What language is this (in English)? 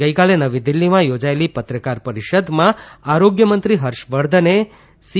Gujarati